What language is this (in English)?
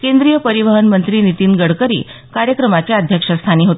Marathi